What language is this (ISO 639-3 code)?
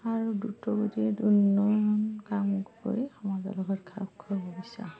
asm